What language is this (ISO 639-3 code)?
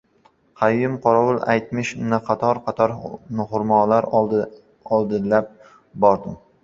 uzb